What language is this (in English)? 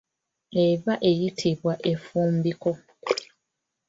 Ganda